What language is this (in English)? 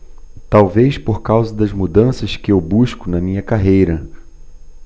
Portuguese